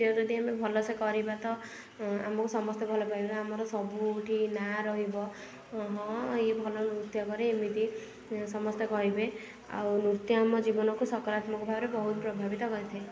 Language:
Odia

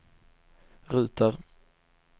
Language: Swedish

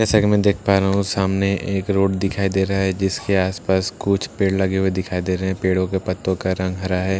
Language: Hindi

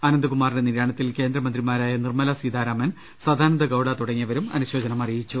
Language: Malayalam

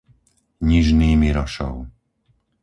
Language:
Slovak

